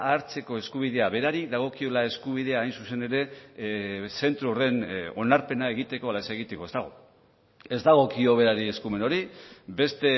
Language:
Basque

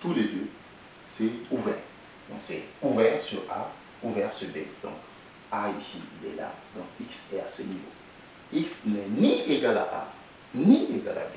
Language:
French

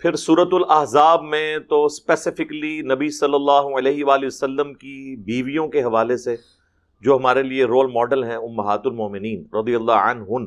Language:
Urdu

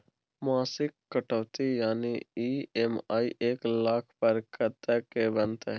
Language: Maithili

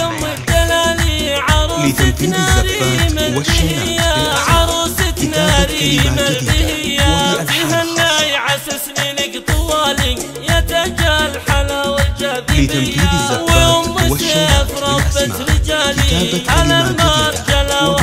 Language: Arabic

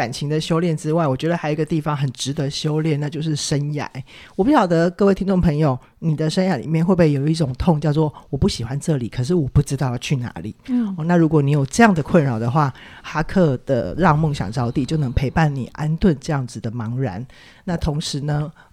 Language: Chinese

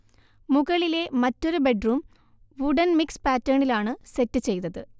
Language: Malayalam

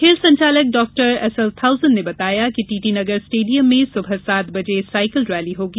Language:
Hindi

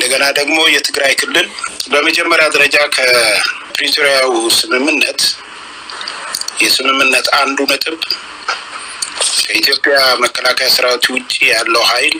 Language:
Arabic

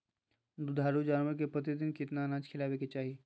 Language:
Magahi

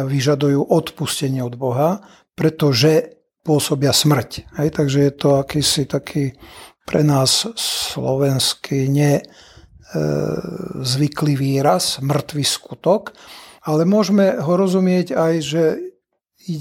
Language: Slovak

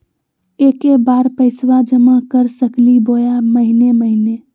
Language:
Magahi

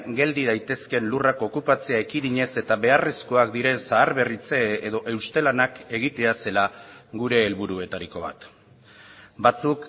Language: Basque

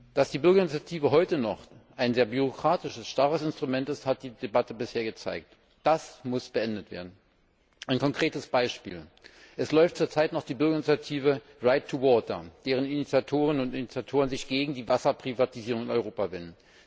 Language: German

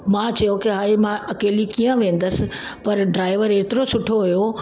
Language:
Sindhi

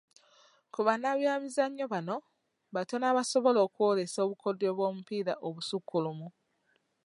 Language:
Ganda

